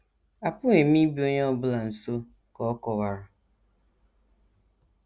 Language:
Igbo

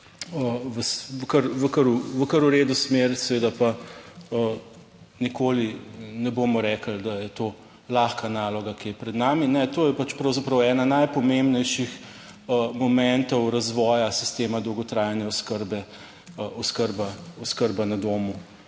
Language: Slovenian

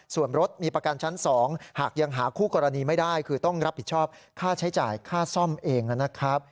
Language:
Thai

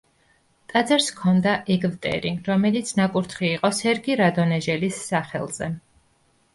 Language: Georgian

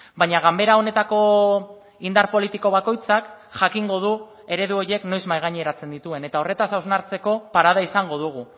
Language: Basque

